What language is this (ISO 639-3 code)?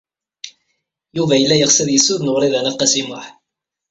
kab